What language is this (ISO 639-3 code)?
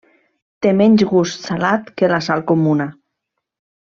cat